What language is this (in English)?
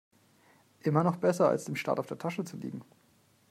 German